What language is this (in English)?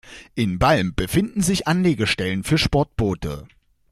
German